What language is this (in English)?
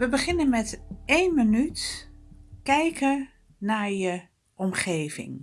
Dutch